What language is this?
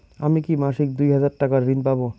Bangla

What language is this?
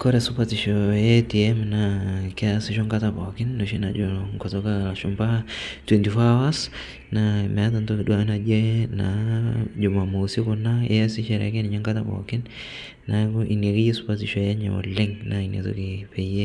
Masai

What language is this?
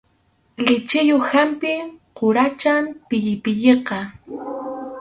Arequipa-La Unión Quechua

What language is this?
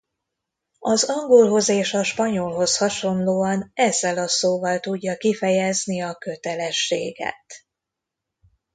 Hungarian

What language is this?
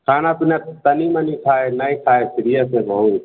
Maithili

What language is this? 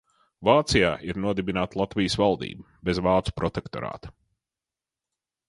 Latvian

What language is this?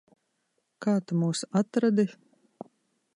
Latvian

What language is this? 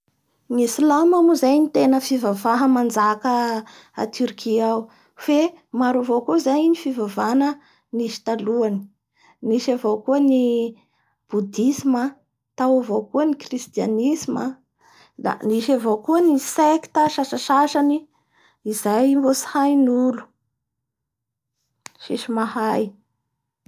Bara Malagasy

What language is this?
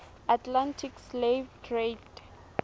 Southern Sotho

